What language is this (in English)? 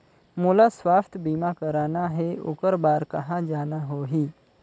Chhattisgarhi